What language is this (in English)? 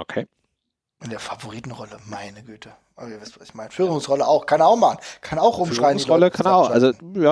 German